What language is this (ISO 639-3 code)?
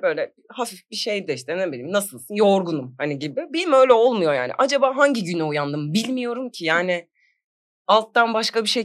tur